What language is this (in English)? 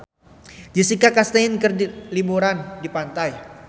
Sundanese